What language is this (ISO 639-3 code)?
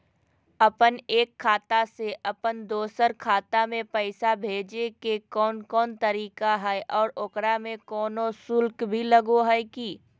mag